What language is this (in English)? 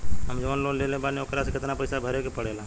Bhojpuri